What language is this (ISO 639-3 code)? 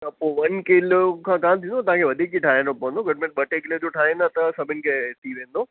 snd